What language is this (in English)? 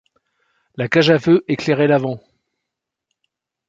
French